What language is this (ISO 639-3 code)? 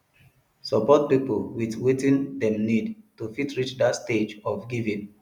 pcm